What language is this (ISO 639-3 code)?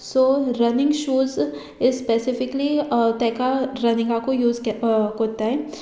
kok